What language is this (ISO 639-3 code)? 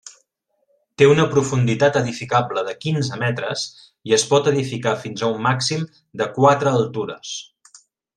cat